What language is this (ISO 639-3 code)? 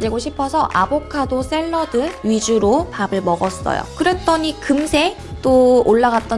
kor